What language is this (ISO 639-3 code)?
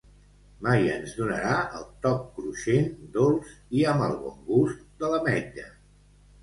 cat